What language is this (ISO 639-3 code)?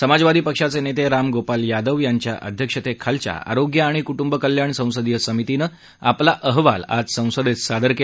mar